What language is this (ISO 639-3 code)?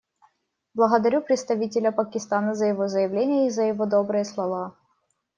rus